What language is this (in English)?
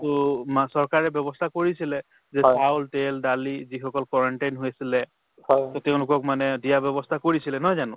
Assamese